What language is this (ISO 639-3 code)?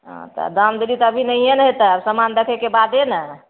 mai